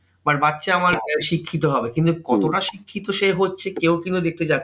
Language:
Bangla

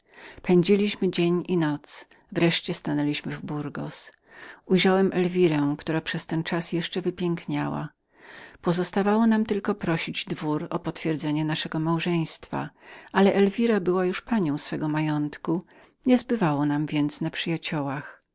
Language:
Polish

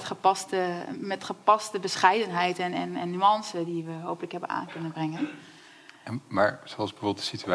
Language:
Dutch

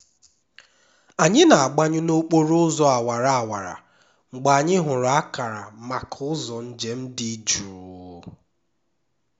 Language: Igbo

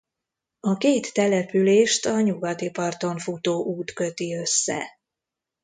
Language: Hungarian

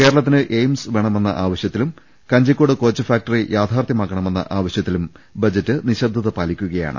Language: Malayalam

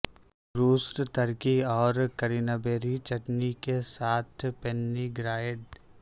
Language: Urdu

